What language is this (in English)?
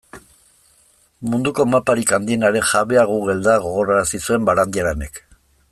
Basque